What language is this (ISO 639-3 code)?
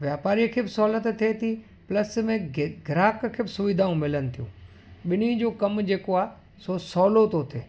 snd